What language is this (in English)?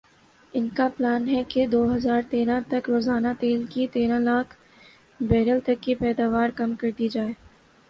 Urdu